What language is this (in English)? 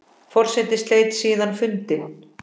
Icelandic